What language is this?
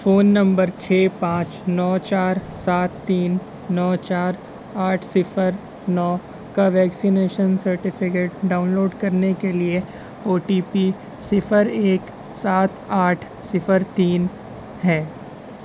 Urdu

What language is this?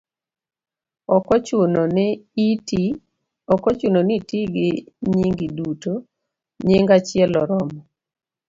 Luo (Kenya and Tanzania)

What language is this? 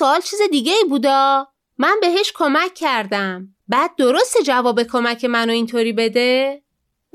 Persian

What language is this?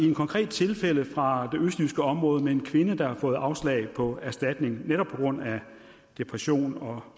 Danish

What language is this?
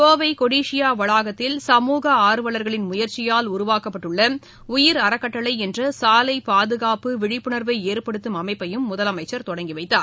Tamil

